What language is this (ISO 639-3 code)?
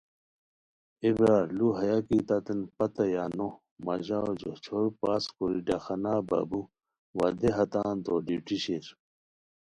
khw